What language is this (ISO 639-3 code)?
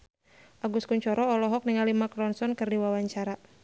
sun